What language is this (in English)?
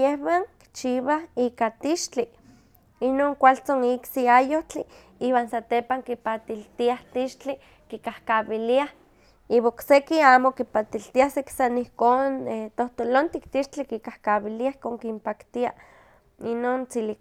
Huaxcaleca Nahuatl